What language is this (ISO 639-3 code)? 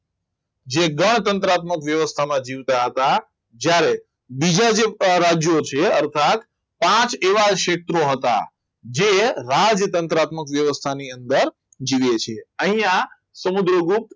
guj